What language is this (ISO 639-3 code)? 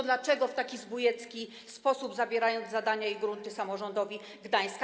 pol